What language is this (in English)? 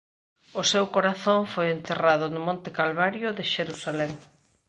Galician